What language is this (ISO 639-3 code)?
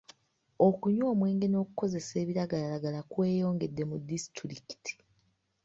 lug